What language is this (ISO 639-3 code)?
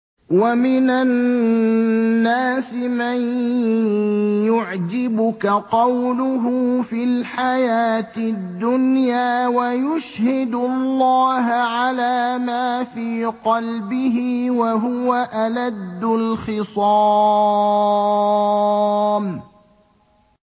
ara